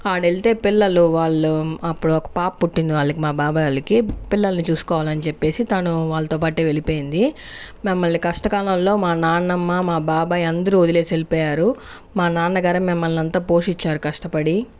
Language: Telugu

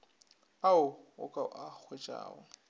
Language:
Northern Sotho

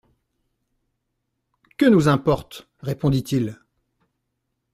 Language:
French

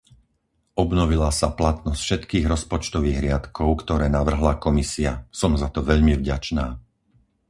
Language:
Slovak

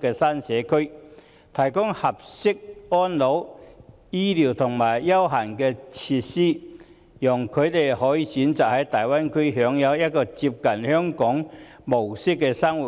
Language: Cantonese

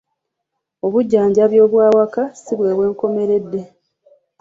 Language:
Ganda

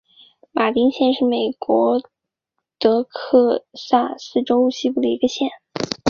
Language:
Chinese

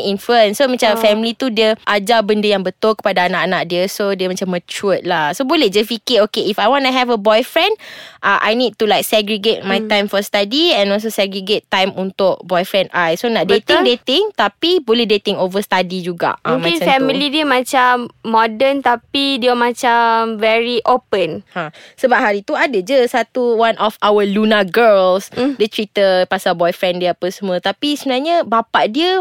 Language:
Malay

